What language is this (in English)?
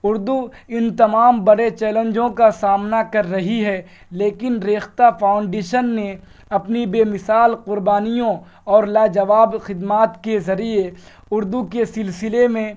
Urdu